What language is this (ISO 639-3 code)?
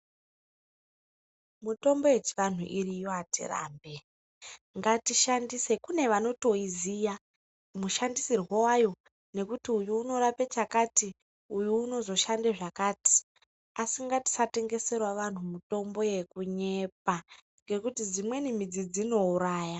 ndc